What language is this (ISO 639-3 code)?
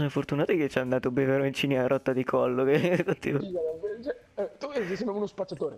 ita